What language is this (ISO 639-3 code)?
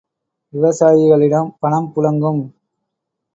tam